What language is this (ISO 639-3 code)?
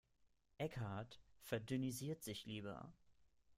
deu